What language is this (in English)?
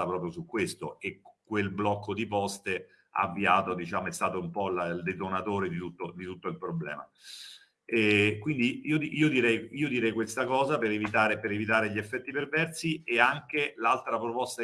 Italian